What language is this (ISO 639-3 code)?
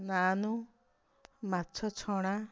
ori